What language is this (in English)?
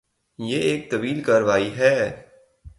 Urdu